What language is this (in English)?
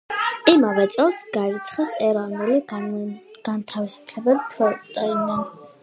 Georgian